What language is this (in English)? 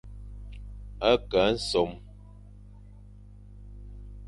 Fang